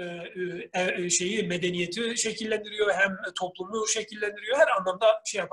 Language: Turkish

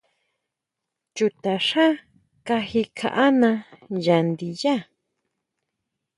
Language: Huautla Mazatec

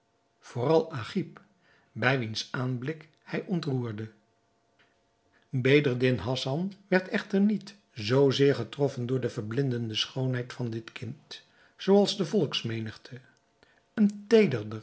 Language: Dutch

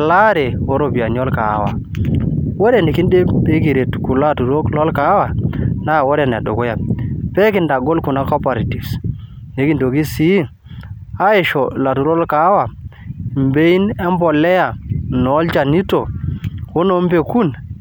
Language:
Masai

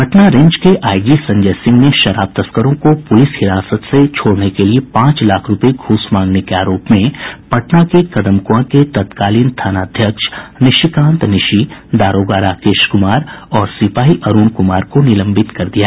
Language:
Hindi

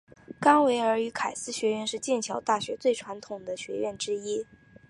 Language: Chinese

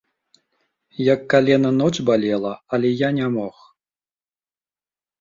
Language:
Belarusian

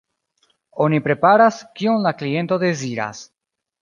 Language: Esperanto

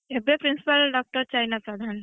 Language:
Odia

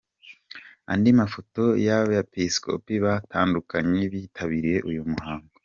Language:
Kinyarwanda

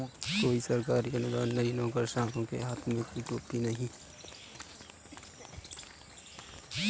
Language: Hindi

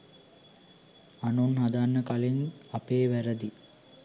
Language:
Sinhala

